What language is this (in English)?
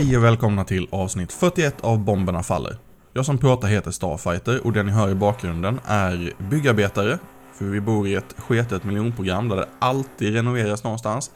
Swedish